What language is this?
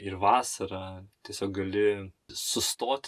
Lithuanian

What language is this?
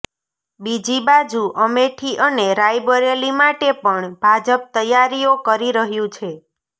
Gujarati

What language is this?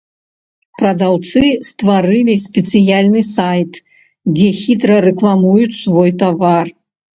Belarusian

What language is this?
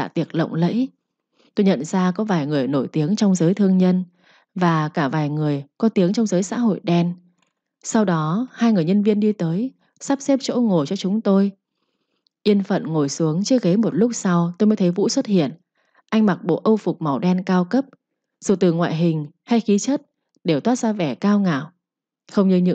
Vietnamese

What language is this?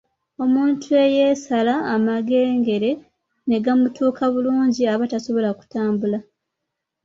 Ganda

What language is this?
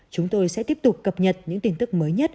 Vietnamese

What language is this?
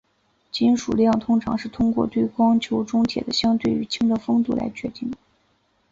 Chinese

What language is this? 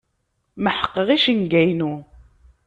Kabyle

